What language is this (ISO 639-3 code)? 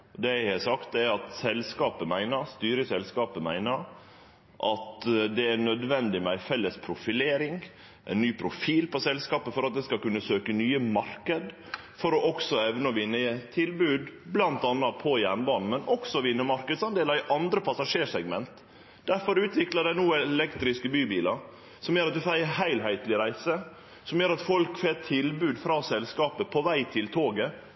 nno